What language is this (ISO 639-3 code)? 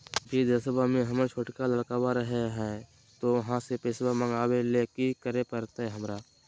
mag